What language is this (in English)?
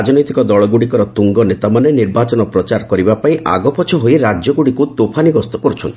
Odia